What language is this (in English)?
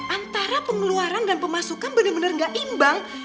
Indonesian